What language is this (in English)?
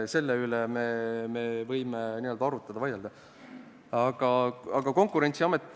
Estonian